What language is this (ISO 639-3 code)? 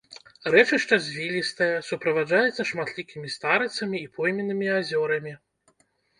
bel